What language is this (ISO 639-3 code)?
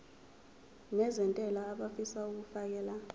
zul